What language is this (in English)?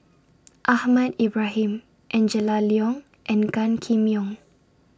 English